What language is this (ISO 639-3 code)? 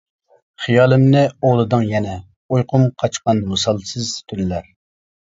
uig